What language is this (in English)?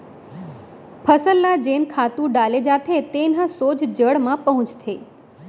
Chhattisgarhi